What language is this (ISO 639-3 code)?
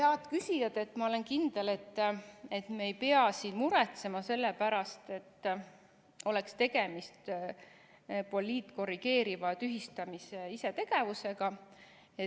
est